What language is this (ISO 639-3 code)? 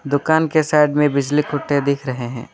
hin